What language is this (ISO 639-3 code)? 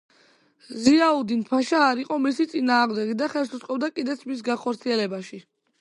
kat